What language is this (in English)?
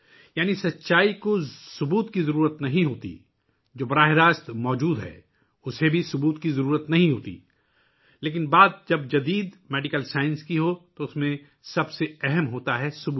Urdu